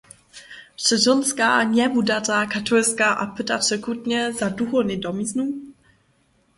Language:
Upper Sorbian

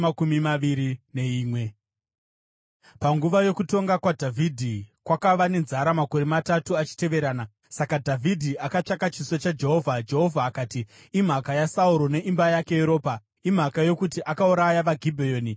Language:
Shona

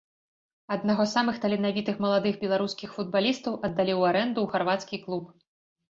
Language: Belarusian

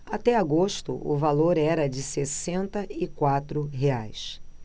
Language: Portuguese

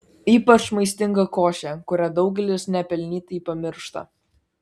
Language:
Lithuanian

